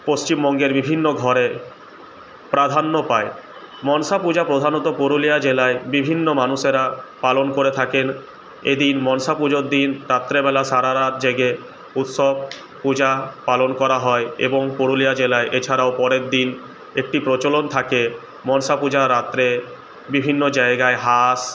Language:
Bangla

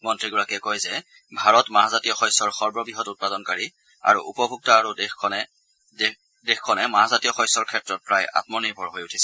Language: Assamese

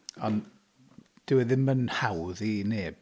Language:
Welsh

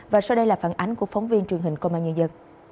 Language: Vietnamese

